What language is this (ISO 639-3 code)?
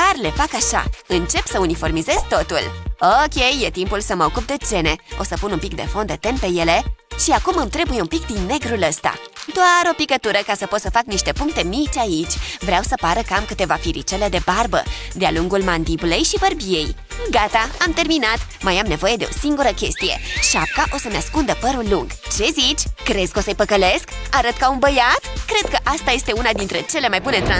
ron